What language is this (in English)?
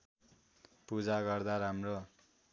Nepali